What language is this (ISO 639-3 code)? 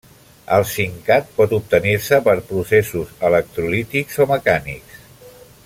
cat